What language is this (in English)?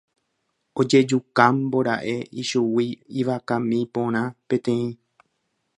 Guarani